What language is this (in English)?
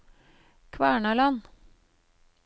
Norwegian